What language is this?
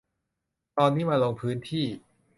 Thai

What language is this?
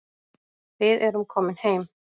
Icelandic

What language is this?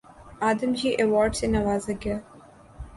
Urdu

